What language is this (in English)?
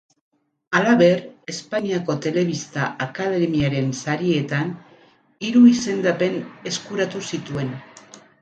Basque